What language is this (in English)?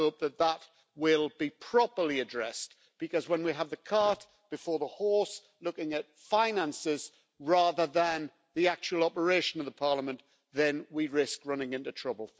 English